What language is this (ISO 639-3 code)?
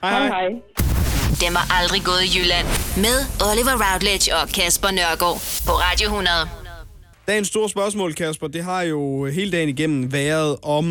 dan